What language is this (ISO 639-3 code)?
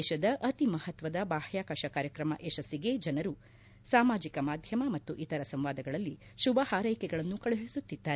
kan